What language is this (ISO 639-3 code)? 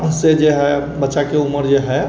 mai